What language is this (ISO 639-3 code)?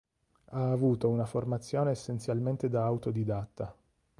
ita